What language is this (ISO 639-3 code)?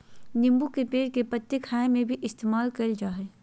mag